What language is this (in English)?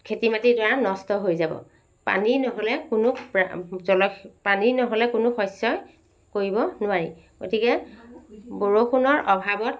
Assamese